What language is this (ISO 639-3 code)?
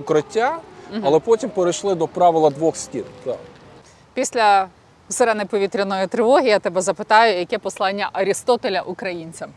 ukr